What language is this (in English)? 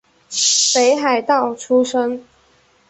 Chinese